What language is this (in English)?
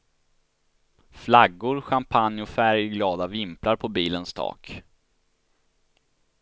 Swedish